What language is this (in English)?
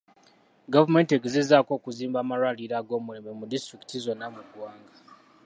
Ganda